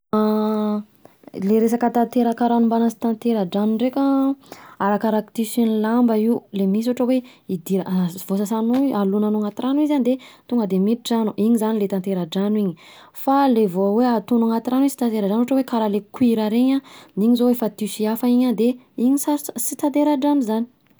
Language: Southern Betsimisaraka Malagasy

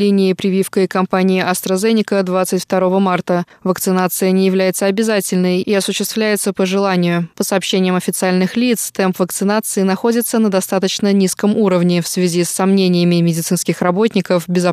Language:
Russian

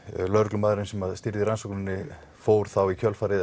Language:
Icelandic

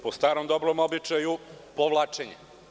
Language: Serbian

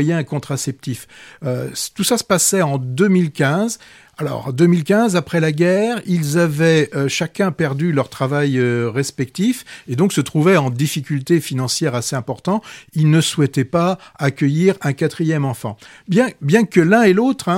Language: French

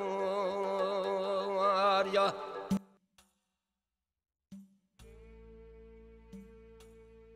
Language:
Turkish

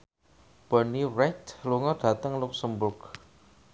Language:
Javanese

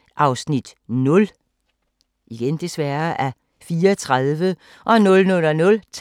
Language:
Danish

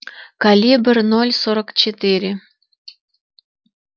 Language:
Russian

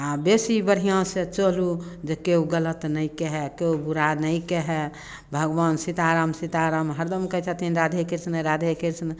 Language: Maithili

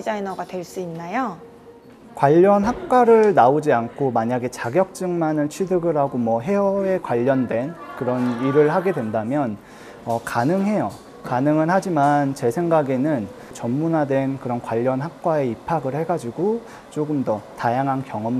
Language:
Korean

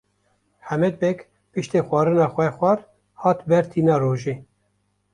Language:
Kurdish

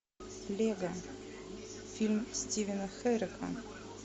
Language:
Russian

